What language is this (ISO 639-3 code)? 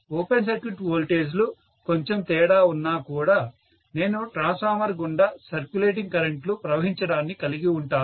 tel